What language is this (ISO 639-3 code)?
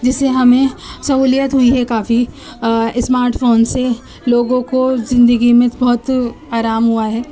urd